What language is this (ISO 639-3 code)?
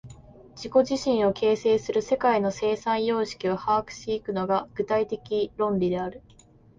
jpn